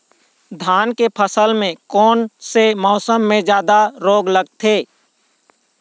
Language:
Chhattisgarhi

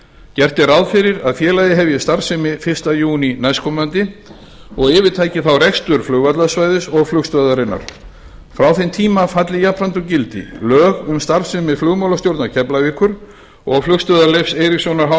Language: Icelandic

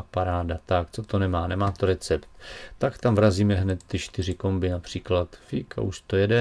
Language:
Czech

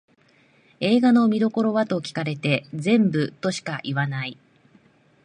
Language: Japanese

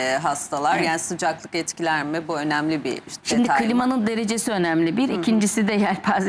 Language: Turkish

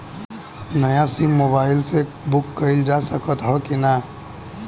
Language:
Bhojpuri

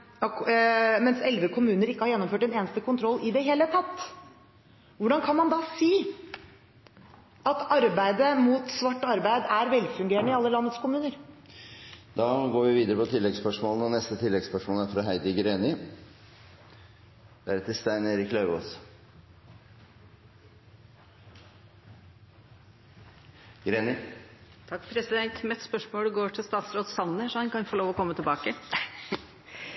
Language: Norwegian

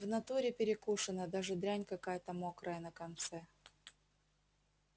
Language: Russian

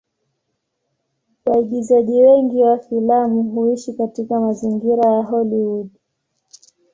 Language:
Swahili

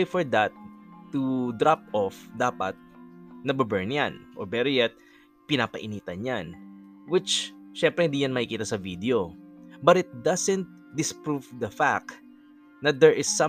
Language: Filipino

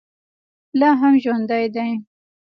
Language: Pashto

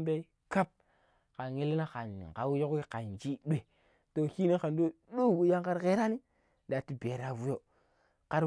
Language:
Pero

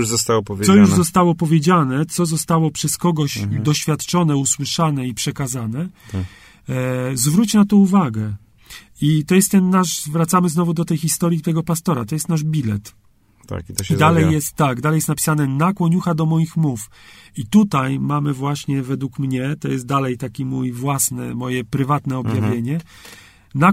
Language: Polish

